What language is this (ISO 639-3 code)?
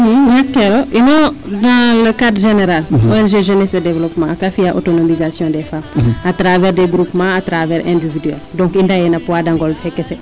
srr